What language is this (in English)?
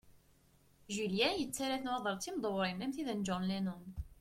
Kabyle